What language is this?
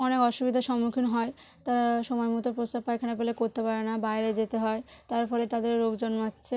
Bangla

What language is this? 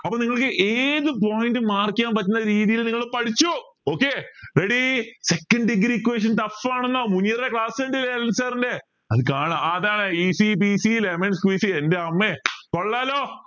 Malayalam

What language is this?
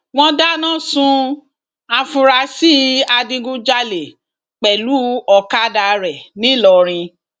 Yoruba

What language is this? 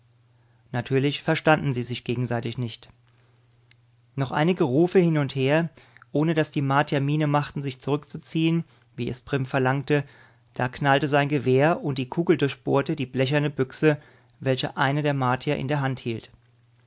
German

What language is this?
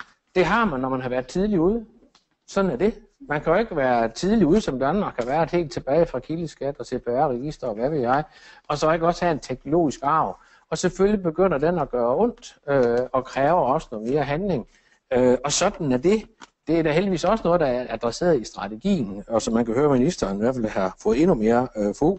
Danish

